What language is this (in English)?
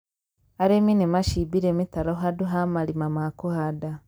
Kikuyu